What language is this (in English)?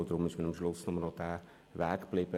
Swiss German